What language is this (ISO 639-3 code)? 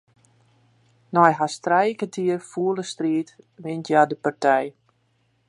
fry